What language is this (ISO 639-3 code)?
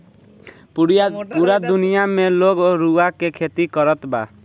bho